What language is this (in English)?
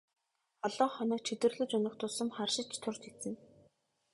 Mongolian